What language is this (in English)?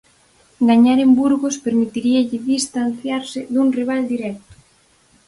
Galician